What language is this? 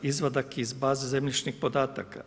Croatian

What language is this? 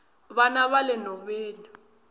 Tsonga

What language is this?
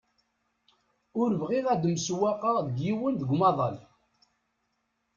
Kabyle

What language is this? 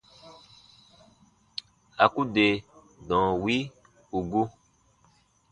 Baatonum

